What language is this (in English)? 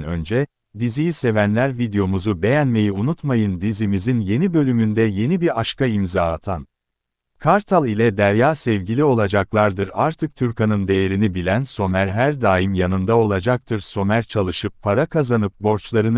Turkish